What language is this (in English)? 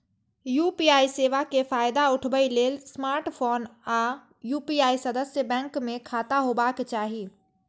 Maithili